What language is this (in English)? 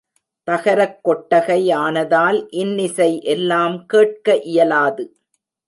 Tamil